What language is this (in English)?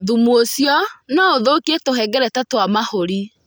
Kikuyu